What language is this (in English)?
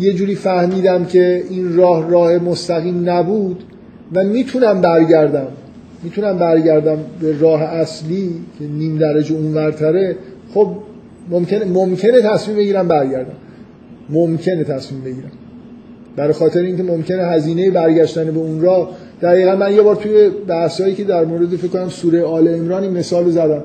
Persian